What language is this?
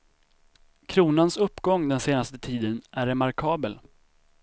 Swedish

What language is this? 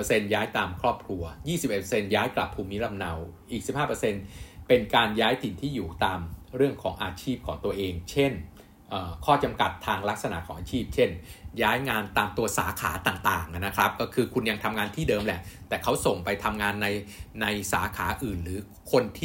Thai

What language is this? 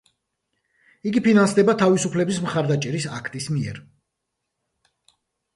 Georgian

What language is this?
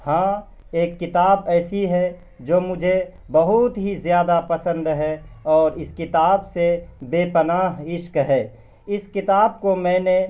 Urdu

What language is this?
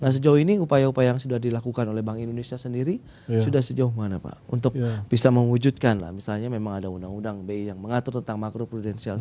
Indonesian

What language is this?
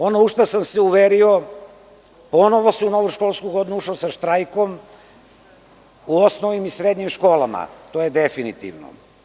Serbian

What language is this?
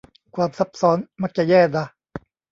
Thai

